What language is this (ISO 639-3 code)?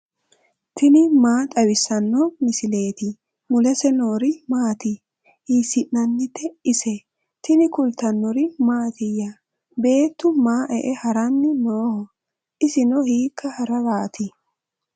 sid